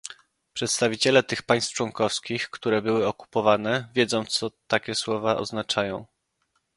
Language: Polish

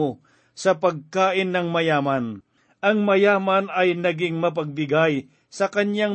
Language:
Filipino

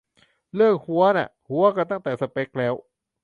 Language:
Thai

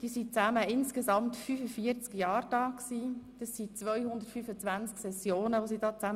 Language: Swiss German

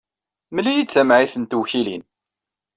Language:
Kabyle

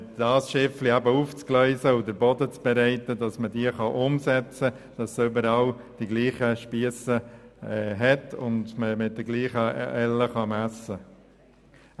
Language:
Swiss German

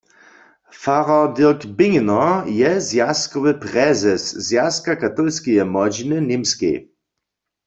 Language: Upper Sorbian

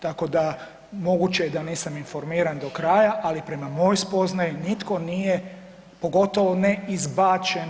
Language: Croatian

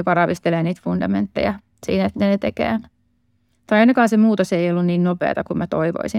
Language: Finnish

